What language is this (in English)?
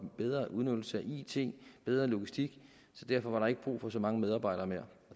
Danish